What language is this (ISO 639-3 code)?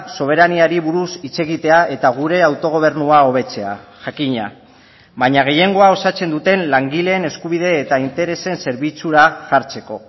eus